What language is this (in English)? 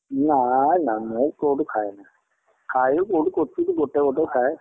Odia